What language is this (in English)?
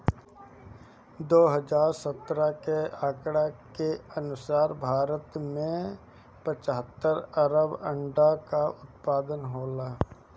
Bhojpuri